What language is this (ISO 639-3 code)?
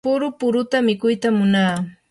qur